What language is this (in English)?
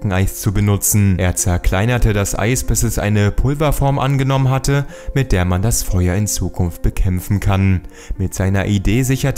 German